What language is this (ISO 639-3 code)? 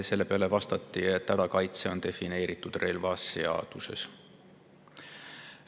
est